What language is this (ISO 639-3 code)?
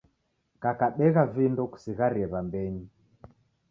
dav